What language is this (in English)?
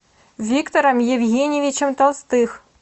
Russian